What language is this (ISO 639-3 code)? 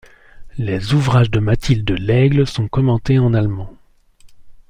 fra